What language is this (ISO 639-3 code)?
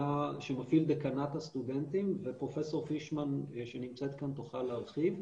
heb